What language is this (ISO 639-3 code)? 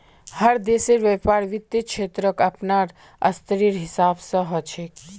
mag